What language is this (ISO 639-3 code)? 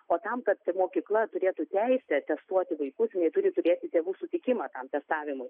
lit